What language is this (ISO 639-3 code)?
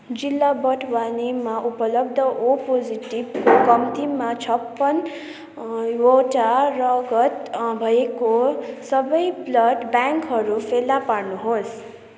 nep